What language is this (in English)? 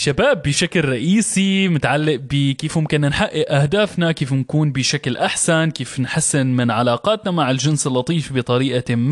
Arabic